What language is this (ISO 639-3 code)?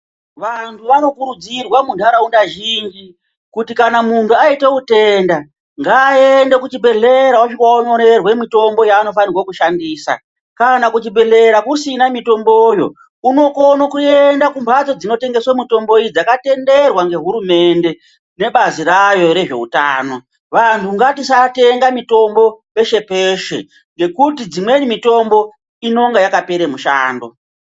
ndc